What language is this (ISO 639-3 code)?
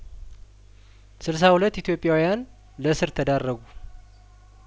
amh